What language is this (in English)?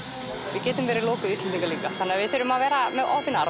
Icelandic